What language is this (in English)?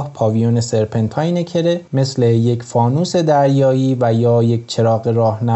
Persian